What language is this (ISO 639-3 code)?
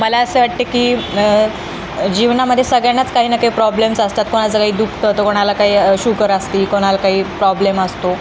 mar